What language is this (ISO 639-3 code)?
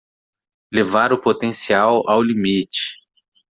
por